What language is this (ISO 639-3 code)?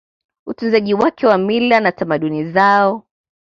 swa